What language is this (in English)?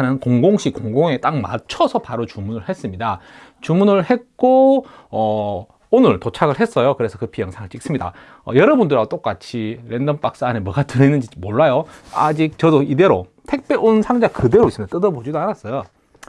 Korean